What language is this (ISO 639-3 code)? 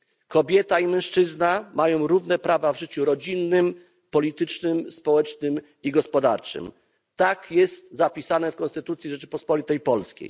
pol